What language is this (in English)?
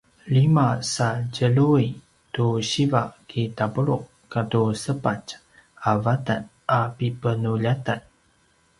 Paiwan